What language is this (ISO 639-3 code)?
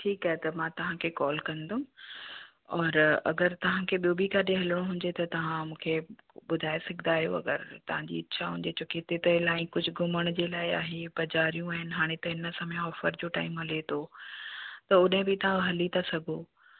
snd